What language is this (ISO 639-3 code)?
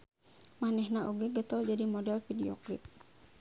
sun